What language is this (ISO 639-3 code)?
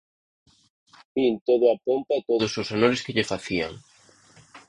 glg